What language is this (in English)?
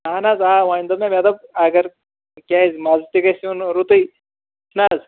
Kashmiri